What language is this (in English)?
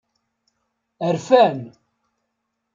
Kabyle